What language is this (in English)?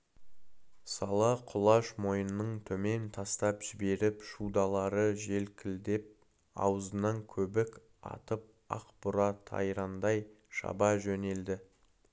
Kazakh